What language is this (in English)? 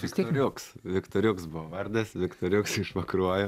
Lithuanian